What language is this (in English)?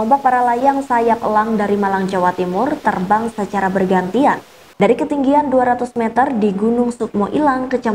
Indonesian